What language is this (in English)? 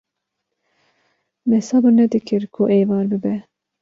Kurdish